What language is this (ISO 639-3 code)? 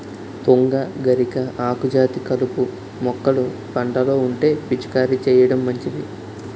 tel